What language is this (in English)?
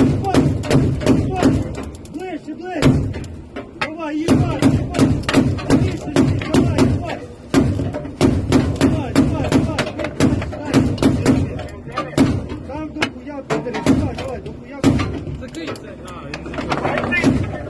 Russian